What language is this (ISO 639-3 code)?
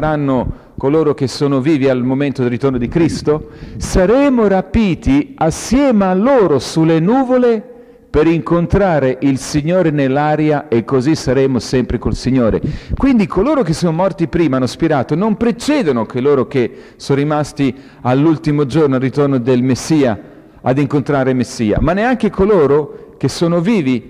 ita